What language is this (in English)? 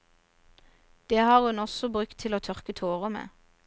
Norwegian